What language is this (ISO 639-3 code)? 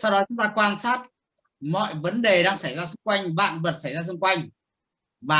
vie